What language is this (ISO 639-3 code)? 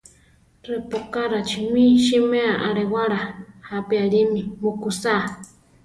tar